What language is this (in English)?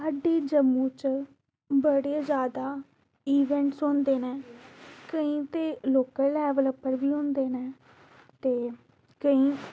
Dogri